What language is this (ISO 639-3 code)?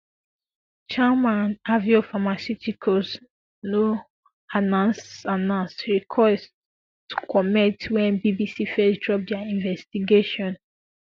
pcm